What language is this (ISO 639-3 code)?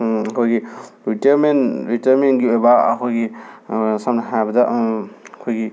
mni